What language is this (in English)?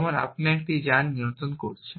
Bangla